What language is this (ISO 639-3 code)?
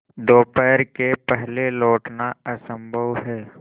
hin